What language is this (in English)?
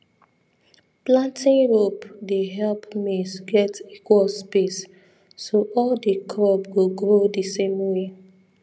Nigerian Pidgin